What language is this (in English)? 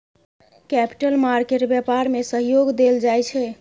Maithili